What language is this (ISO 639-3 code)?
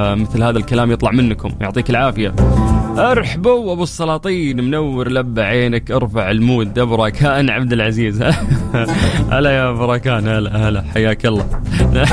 ara